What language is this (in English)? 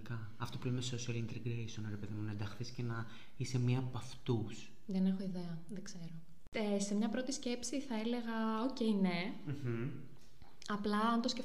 Greek